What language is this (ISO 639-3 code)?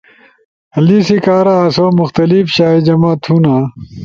ush